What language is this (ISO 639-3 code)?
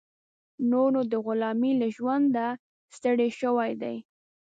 pus